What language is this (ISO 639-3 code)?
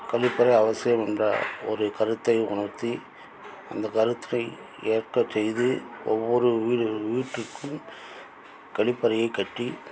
tam